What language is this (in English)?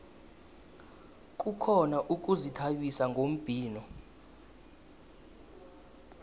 South Ndebele